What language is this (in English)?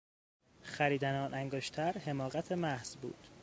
Persian